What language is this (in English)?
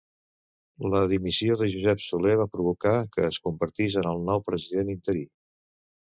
Catalan